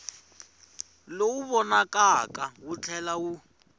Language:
Tsonga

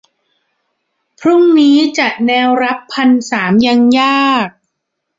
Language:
Thai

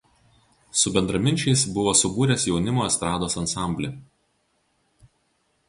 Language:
Lithuanian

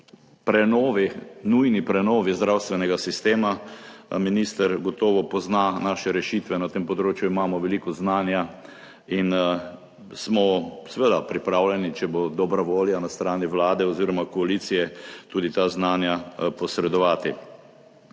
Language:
Slovenian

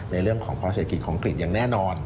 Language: Thai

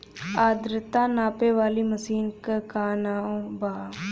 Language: Bhojpuri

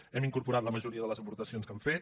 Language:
Catalan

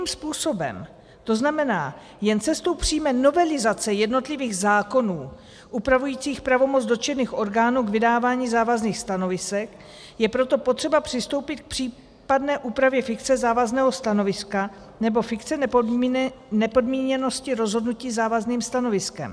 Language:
Czech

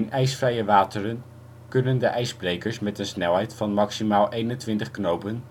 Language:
Dutch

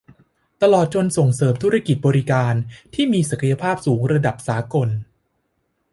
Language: Thai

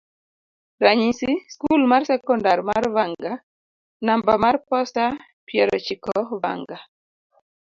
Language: Luo (Kenya and Tanzania)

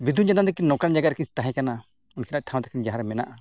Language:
Santali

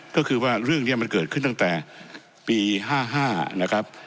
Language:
Thai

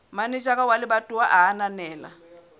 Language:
Southern Sotho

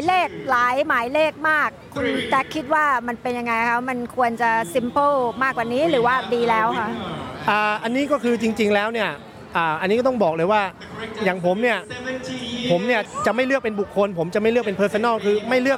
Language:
Thai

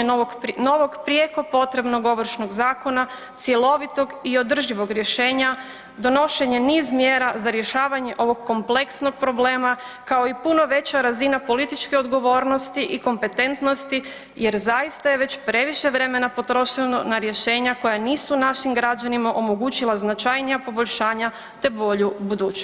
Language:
Croatian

